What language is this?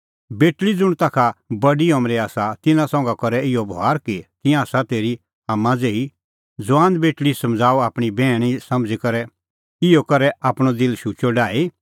Kullu Pahari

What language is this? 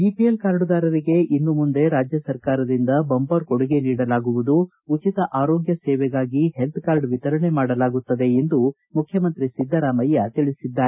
Kannada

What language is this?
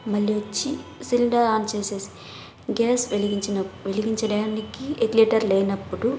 Telugu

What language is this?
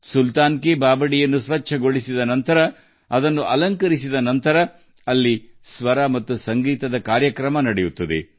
Kannada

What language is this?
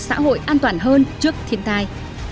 Vietnamese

